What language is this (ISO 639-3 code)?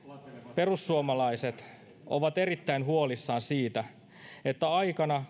fin